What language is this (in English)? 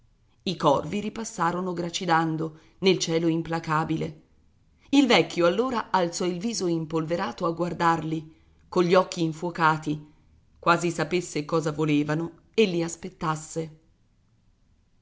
Italian